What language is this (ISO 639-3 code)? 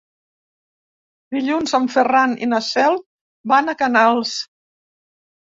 cat